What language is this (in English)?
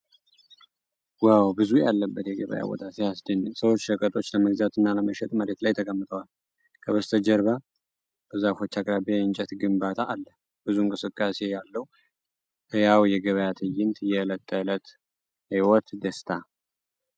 Amharic